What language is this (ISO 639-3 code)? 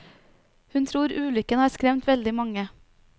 nor